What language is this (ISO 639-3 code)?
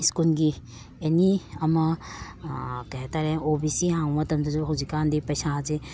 mni